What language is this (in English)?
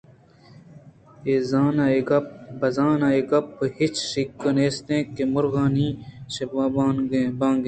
Eastern Balochi